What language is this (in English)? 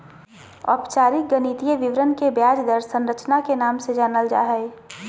Magahi